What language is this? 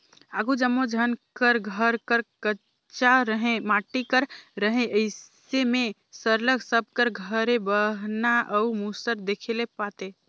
Chhattisgarhi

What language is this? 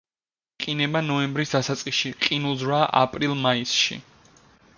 Georgian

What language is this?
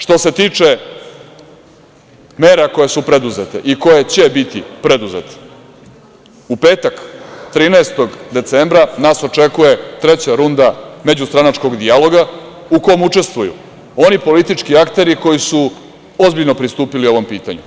Serbian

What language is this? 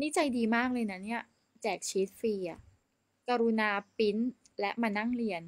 Thai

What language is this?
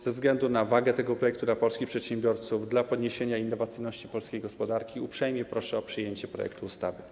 Polish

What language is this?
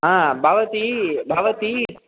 Sanskrit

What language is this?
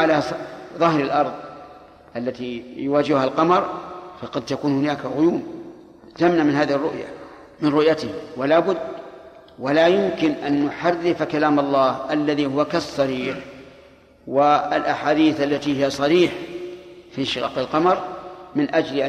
Arabic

